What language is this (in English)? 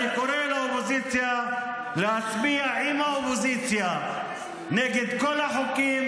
Hebrew